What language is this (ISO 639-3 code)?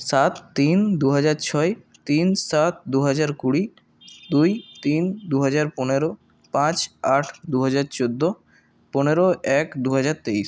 ben